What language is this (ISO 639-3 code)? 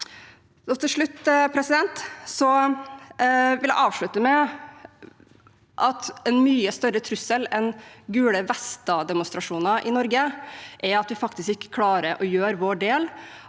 nor